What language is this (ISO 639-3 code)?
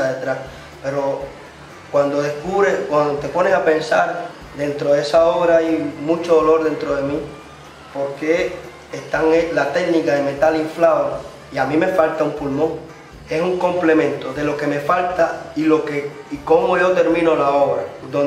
spa